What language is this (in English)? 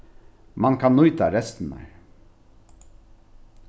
Faroese